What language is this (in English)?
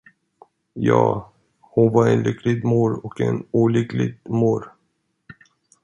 Swedish